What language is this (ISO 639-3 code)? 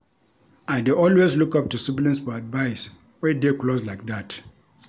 pcm